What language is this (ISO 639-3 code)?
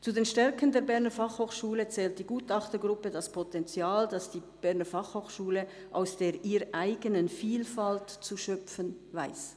gsw